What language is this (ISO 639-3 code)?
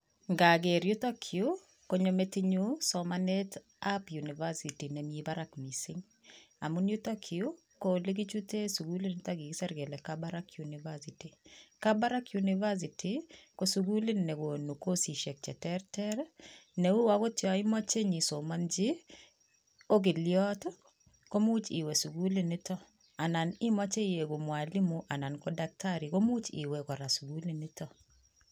kln